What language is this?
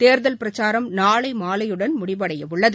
Tamil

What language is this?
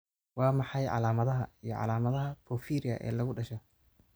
Somali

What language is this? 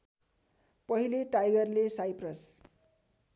Nepali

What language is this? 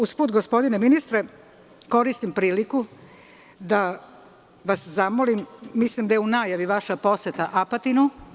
Serbian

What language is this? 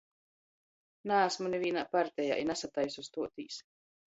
Latgalian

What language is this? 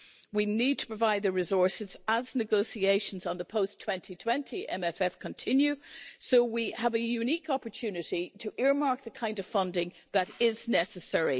English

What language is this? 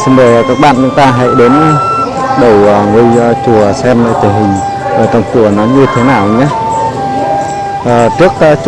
Vietnamese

